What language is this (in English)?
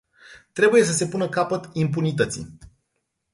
Romanian